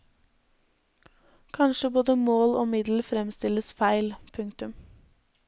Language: Norwegian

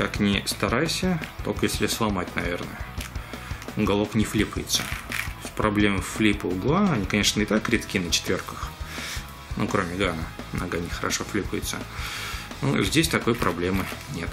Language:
Russian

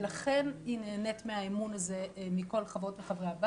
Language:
Hebrew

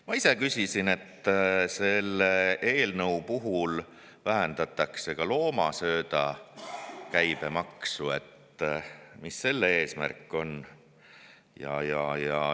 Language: Estonian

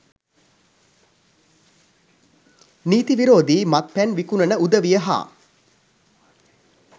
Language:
Sinhala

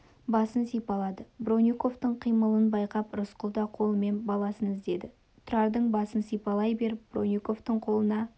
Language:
Kazakh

